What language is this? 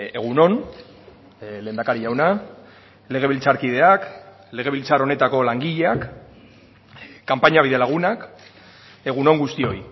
Basque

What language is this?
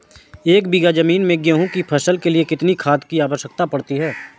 Hindi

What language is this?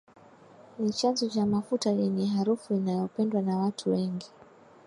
Swahili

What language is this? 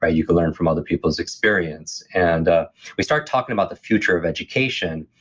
English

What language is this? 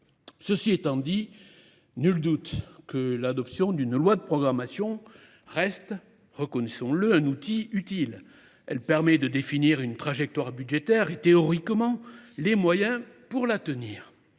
French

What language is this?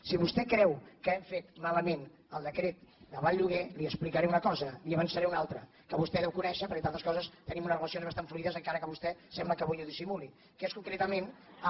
Catalan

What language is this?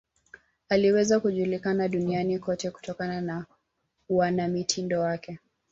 Swahili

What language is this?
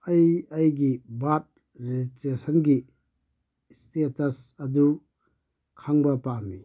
Manipuri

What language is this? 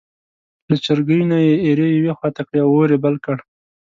Pashto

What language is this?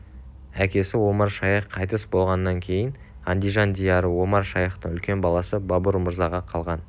Kazakh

